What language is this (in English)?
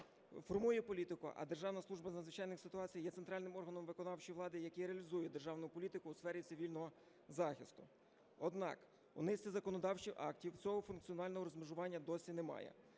Ukrainian